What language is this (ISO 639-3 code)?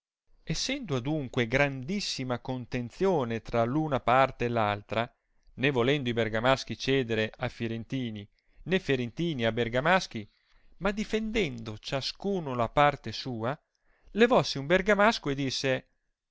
ita